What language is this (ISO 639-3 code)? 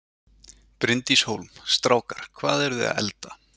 isl